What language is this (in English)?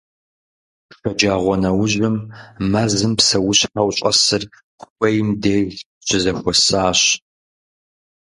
Kabardian